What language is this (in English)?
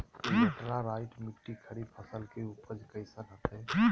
Magahi